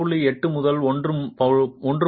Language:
Tamil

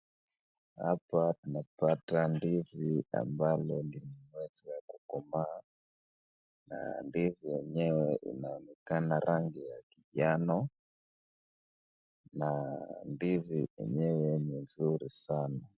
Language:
Swahili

